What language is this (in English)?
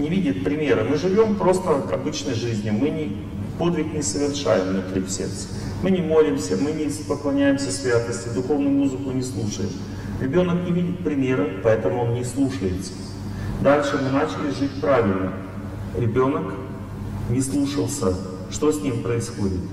Russian